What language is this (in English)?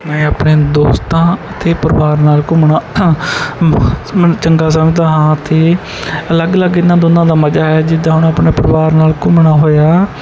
Punjabi